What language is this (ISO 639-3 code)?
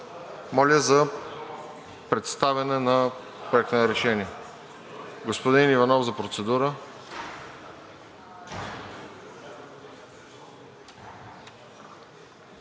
bul